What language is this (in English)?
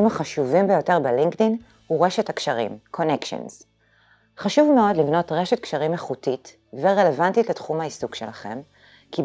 Hebrew